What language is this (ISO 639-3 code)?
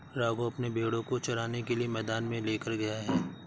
hin